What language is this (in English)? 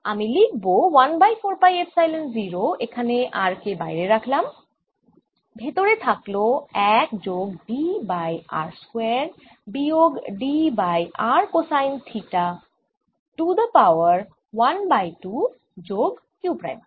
Bangla